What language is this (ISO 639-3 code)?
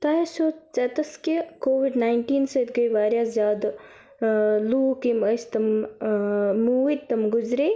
kas